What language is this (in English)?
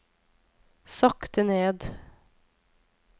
Norwegian